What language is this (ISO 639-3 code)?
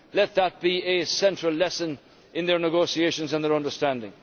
eng